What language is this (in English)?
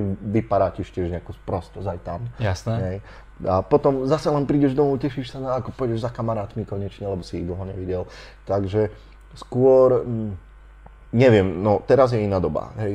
Slovak